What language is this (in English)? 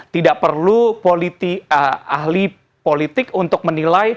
Indonesian